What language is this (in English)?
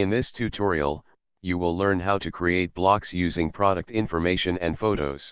English